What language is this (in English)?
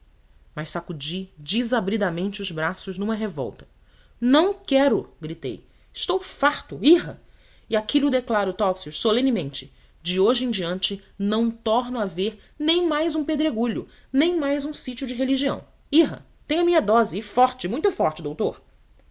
Portuguese